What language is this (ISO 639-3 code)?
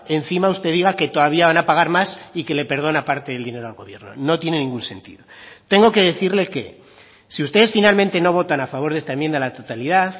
spa